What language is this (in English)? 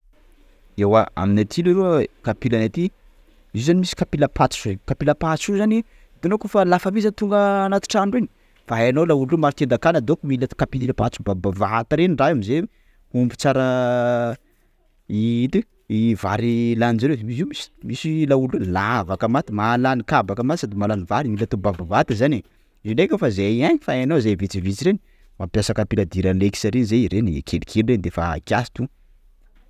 Sakalava Malagasy